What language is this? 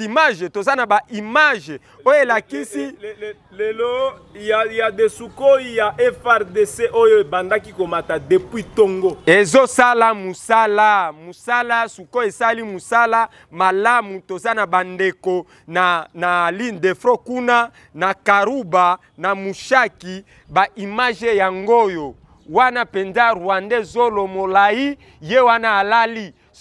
French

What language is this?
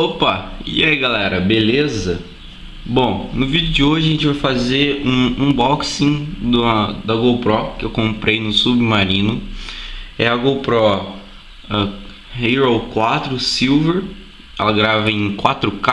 Portuguese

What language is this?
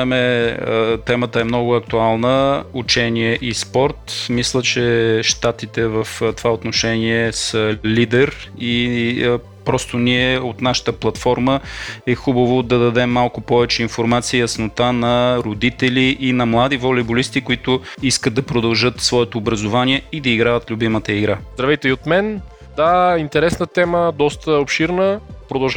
Bulgarian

